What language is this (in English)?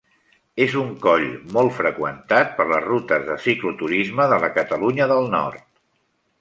Catalan